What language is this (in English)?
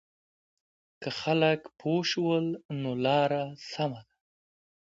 Pashto